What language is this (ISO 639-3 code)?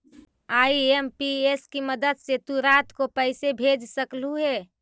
mag